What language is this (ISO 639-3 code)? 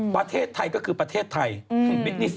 tha